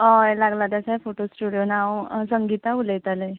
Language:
Konkani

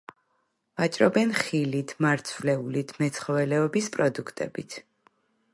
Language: Georgian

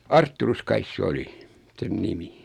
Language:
Finnish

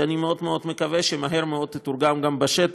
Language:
Hebrew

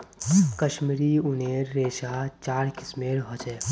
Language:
Magahi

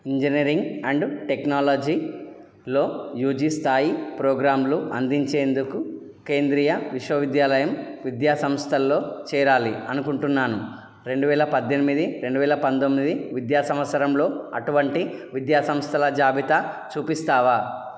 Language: Telugu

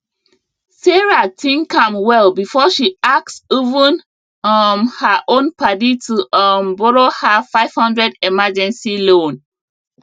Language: Nigerian Pidgin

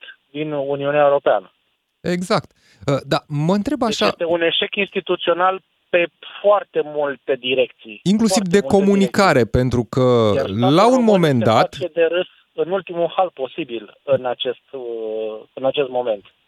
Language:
Romanian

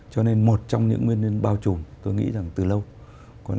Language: Vietnamese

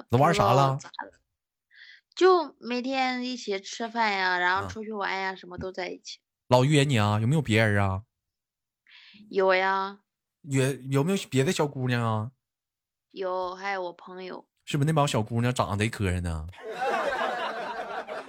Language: Chinese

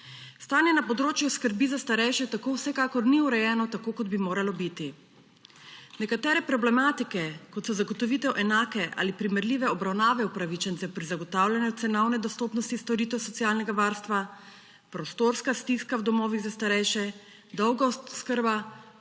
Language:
Slovenian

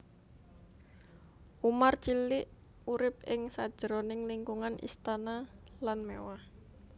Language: Javanese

